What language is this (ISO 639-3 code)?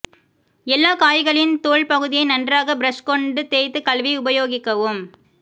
tam